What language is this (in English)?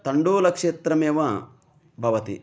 Sanskrit